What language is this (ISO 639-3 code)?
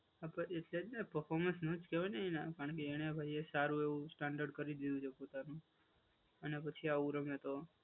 guj